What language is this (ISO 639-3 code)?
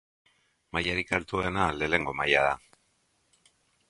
eus